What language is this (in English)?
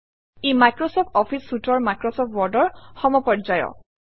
Assamese